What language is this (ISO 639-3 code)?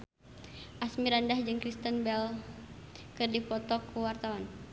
sun